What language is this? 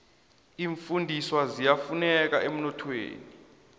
South Ndebele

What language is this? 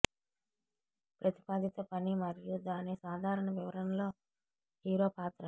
Telugu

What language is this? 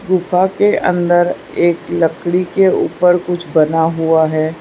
Hindi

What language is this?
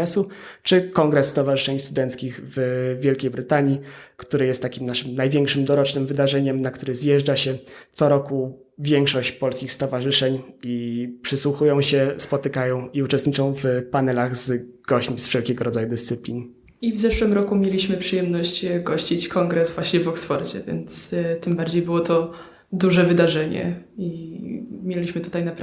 Polish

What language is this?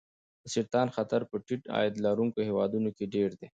Pashto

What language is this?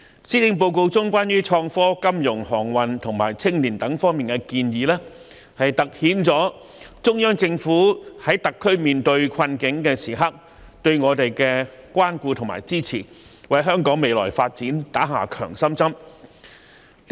Cantonese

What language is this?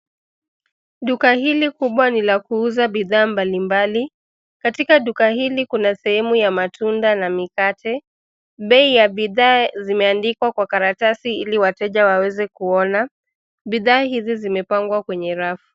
Swahili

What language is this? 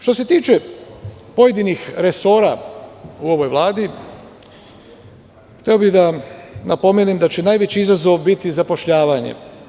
Serbian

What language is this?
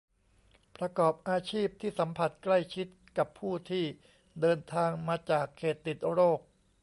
Thai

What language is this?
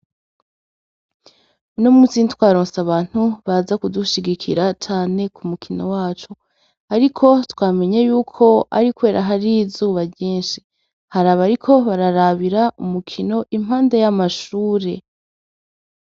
Rundi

